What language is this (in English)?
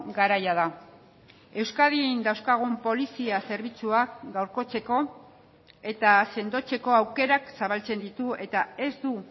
Basque